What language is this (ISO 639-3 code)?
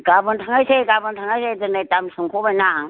brx